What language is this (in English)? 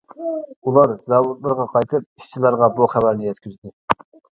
Uyghur